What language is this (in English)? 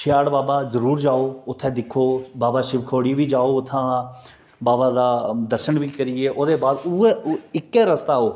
Dogri